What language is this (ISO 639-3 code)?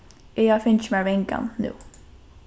fao